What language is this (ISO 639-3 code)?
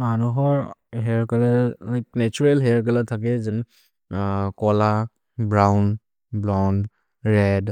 mrr